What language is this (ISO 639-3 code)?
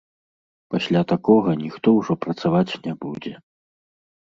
bel